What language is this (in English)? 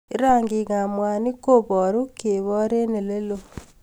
Kalenjin